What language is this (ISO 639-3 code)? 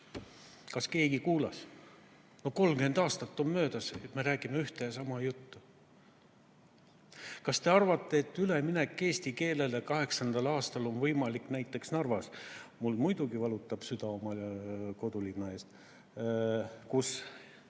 est